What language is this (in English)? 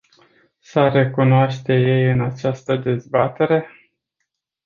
Romanian